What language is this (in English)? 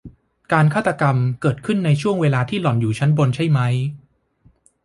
Thai